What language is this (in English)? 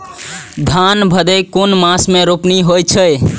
Maithili